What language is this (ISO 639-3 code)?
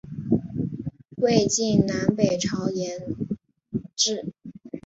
zho